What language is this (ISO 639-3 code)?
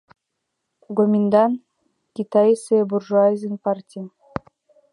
chm